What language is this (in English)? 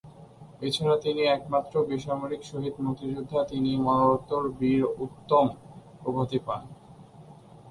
Bangla